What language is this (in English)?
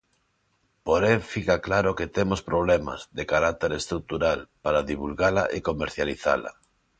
Galician